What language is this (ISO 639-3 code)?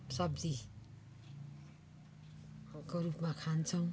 nep